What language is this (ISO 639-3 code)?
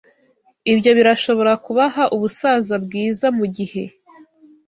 kin